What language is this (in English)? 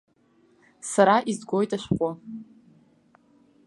Abkhazian